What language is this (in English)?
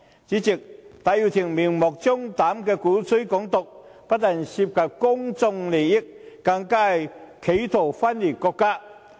Cantonese